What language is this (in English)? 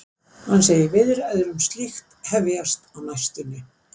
Icelandic